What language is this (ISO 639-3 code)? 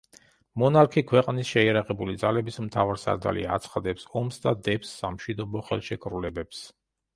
kat